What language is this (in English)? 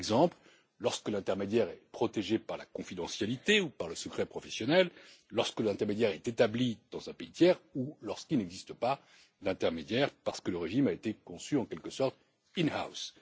French